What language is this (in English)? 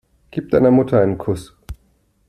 German